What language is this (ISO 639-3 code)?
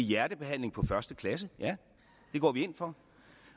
dan